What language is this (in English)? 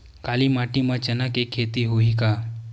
Chhattisgarhi